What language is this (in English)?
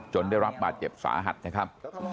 Thai